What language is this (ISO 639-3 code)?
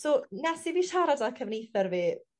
cym